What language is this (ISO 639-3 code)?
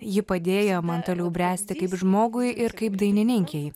lit